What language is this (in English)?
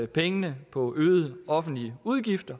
Danish